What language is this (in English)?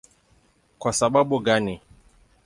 Swahili